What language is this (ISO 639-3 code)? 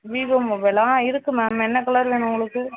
tam